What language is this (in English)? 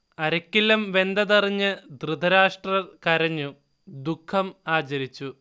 Malayalam